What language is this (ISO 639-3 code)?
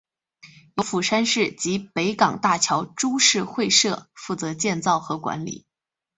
zho